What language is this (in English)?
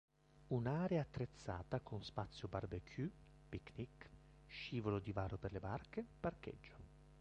Italian